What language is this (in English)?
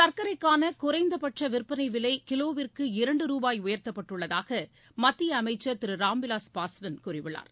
Tamil